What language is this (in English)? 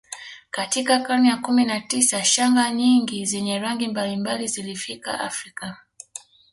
Swahili